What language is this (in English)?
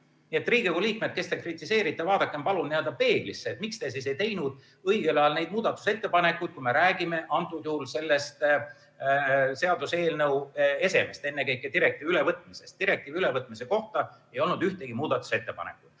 Estonian